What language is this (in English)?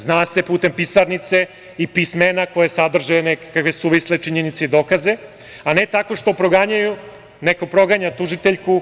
Serbian